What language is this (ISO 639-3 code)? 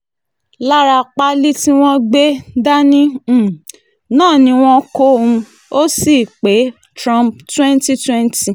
yor